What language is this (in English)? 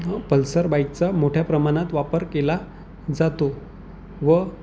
Marathi